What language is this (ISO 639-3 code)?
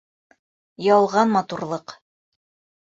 bak